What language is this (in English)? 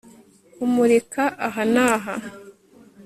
Kinyarwanda